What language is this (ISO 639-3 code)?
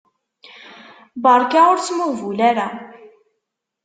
kab